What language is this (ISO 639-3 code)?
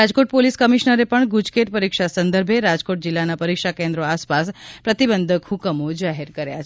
guj